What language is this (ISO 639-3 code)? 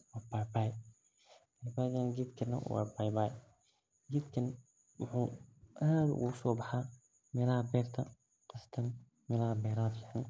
som